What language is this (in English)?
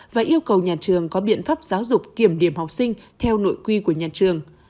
Vietnamese